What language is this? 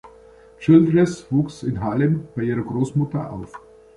German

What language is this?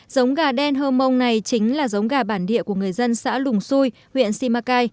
Vietnamese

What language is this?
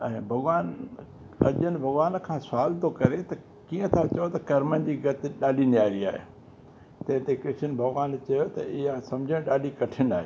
Sindhi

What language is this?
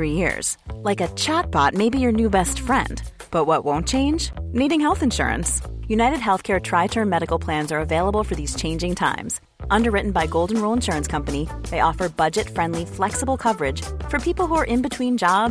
Filipino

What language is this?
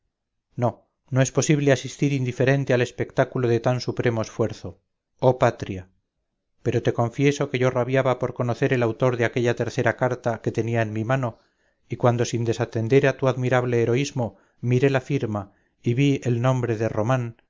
Spanish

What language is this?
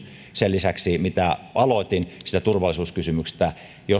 Finnish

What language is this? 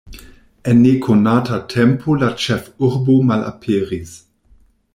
Esperanto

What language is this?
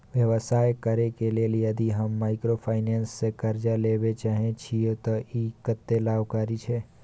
Maithili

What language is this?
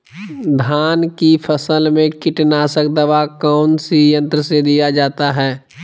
Magahi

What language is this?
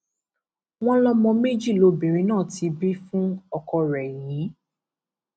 Yoruba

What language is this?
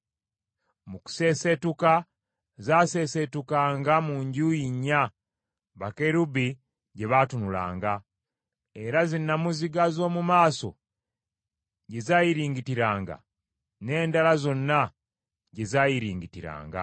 Ganda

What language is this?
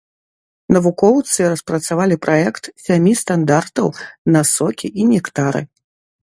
Belarusian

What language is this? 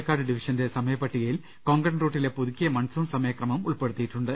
Malayalam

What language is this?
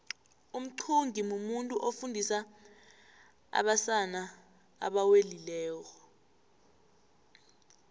South Ndebele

